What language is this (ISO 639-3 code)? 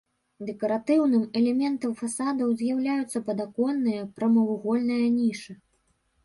bel